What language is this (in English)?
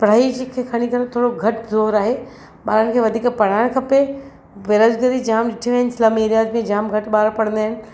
Sindhi